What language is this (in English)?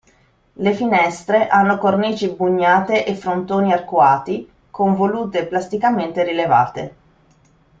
Italian